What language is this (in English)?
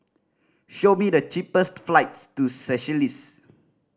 English